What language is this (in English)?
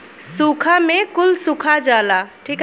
Bhojpuri